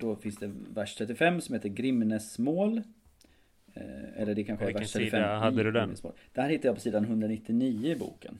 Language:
Swedish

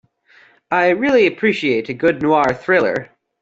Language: English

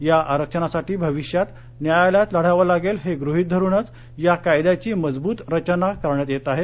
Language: Marathi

